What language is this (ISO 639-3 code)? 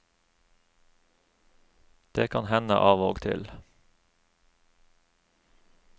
nor